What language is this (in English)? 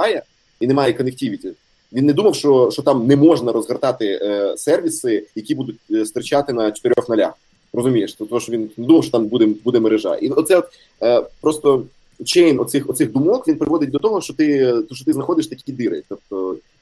Ukrainian